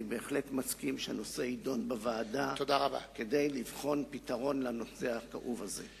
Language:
Hebrew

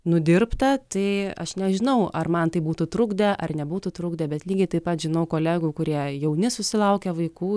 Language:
Lithuanian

